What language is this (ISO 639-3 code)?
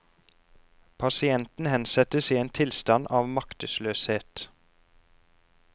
nor